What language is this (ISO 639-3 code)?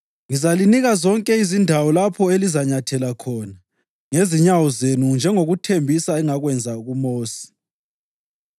nde